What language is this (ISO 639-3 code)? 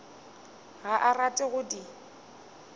nso